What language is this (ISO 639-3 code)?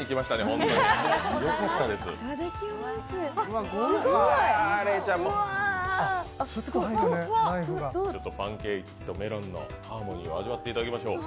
jpn